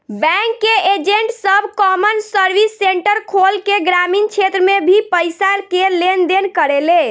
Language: Bhojpuri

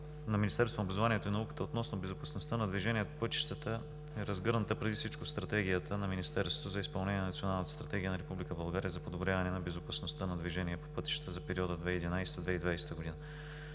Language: Bulgarian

